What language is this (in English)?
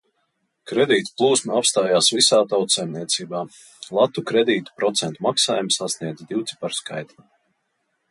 Latvian